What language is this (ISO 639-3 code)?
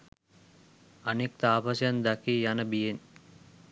sin